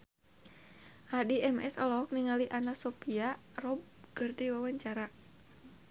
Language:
Sundanese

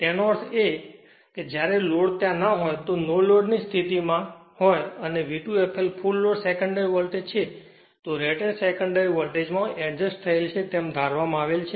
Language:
Gujarati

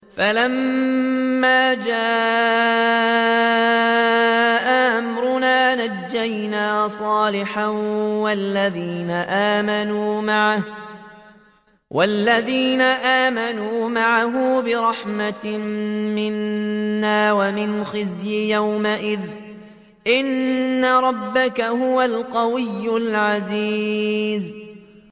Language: Arabic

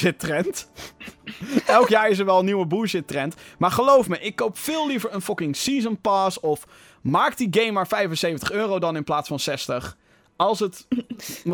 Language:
Dutch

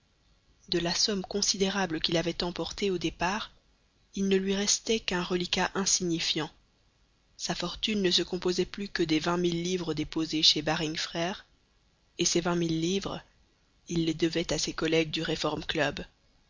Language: French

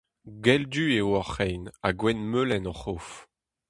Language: Breton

